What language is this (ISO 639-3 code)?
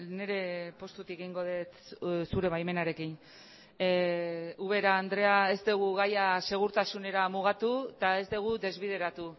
eus